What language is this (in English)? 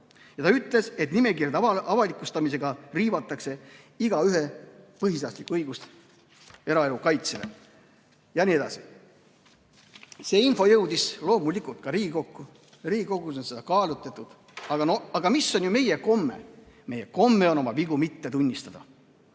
Estonian